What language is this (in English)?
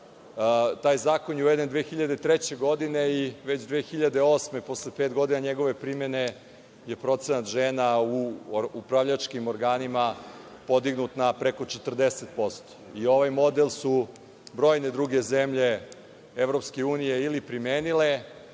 Serbian